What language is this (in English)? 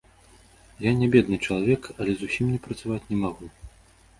Belarusian